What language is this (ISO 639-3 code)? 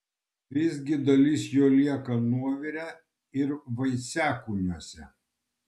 lit